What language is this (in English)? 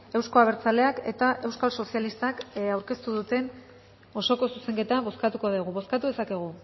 Basque